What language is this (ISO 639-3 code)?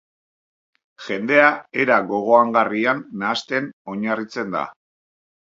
eus